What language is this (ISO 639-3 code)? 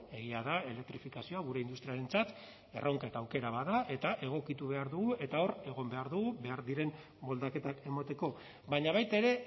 eus